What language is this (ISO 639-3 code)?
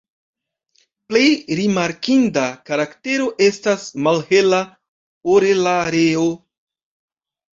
epo